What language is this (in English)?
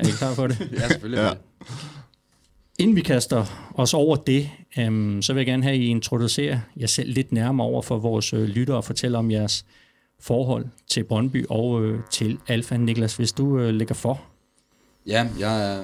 Danish